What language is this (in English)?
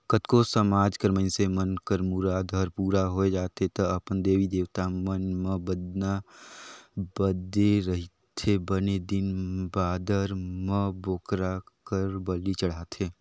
Chhattisgarhi